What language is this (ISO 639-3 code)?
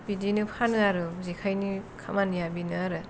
brx